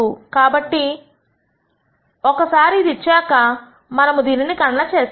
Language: Telugu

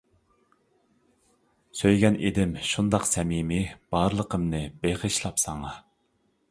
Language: Uyghur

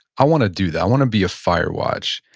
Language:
English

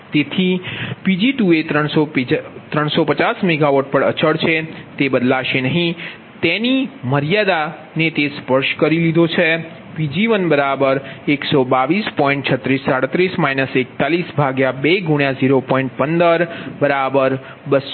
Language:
Gujarati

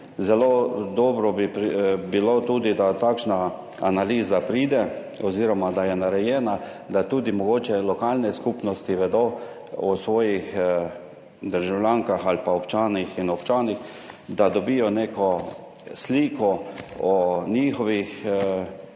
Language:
Slovenian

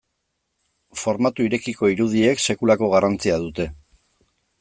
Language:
Basque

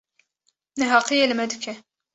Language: Kurdish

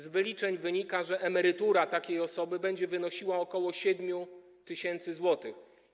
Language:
Polish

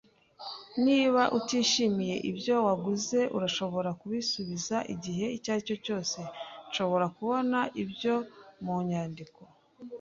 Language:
Kinyarwanda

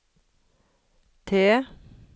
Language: Norwegian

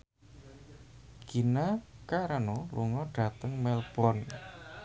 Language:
Javanese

